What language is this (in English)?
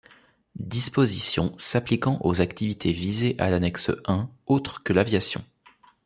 French